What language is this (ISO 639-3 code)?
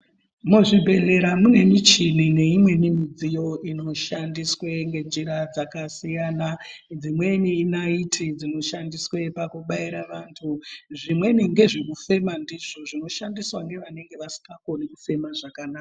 ndc